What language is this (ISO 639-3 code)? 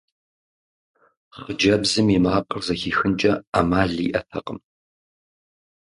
kbd